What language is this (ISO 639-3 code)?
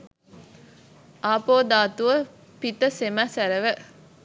sin